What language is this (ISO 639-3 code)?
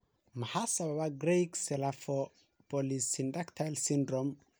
som